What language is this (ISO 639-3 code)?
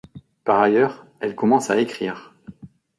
fra